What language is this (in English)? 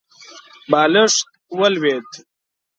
Pashto